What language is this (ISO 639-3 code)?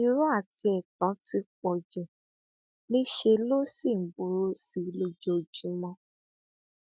yor